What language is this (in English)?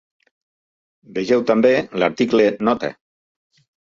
Catalan